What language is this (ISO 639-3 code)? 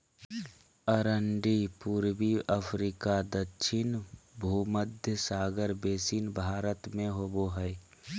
mag